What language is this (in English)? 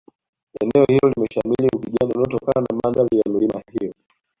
Swahili